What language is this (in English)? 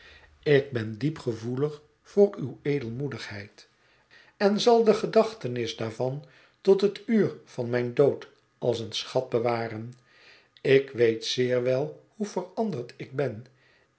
Dutch